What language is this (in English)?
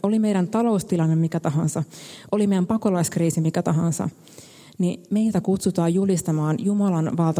Finnish